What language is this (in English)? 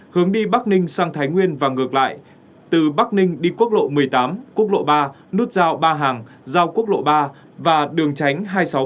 Vietnamese